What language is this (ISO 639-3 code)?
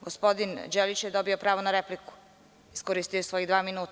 srp